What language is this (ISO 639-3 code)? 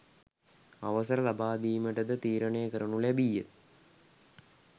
sin